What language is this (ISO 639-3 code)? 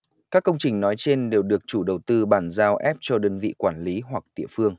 vie